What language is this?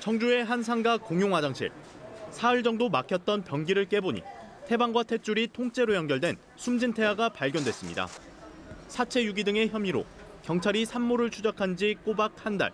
Korean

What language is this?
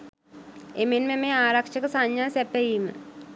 Sinhala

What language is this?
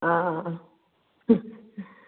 Manipuri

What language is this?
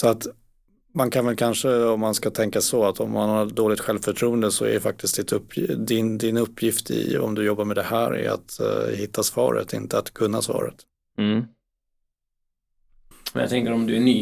Swedish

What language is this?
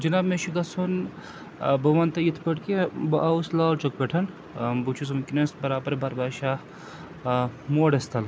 Kashmiri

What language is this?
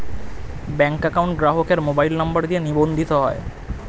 Bangla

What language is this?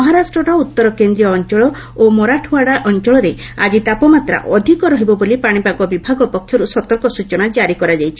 Odia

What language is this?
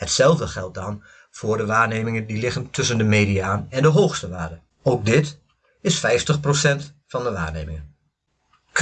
Dutch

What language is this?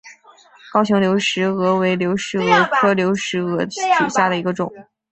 Chinese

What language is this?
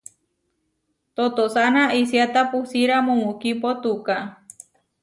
Huarijio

